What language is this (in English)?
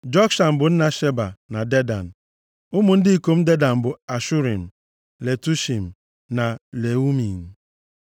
Igbo